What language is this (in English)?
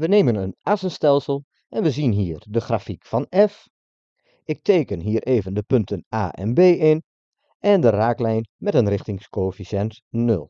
Dutch